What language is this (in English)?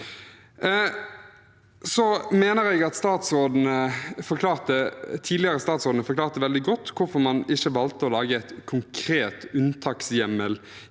Norwegian